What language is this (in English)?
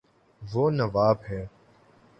Urdu